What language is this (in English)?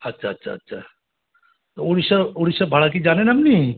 Bangla